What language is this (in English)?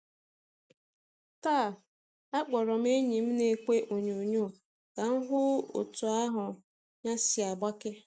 Igbo